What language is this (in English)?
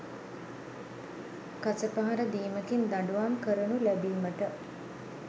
Sinhala